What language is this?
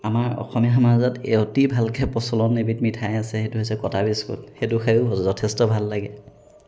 Assamese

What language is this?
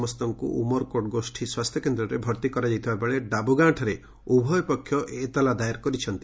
Odia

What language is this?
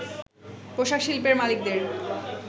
Bangla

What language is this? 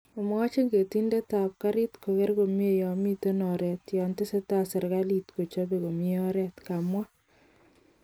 Kalenjin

